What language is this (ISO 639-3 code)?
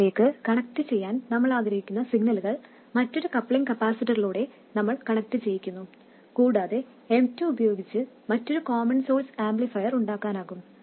mal